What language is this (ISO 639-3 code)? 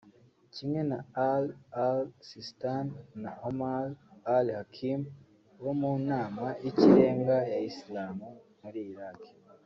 kin